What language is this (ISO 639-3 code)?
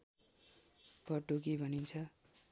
nep